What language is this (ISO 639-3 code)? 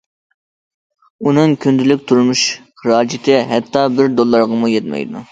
uig